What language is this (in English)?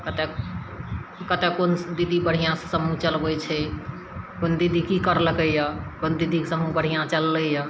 Maithili